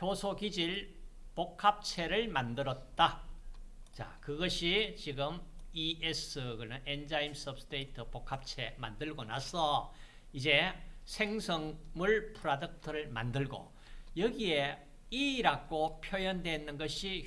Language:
Korean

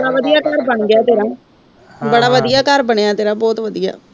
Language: Punjabi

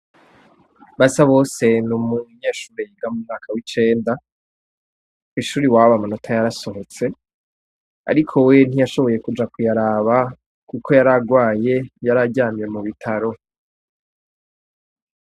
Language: Rundi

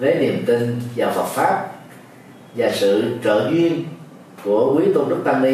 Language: Vietnamese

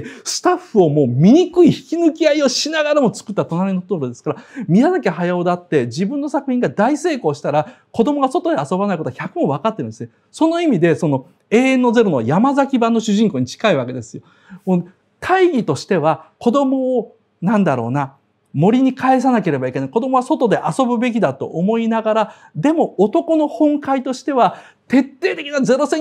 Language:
Japanese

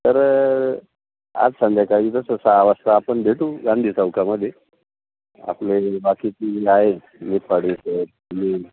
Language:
Marathi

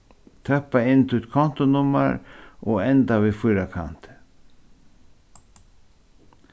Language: Faroese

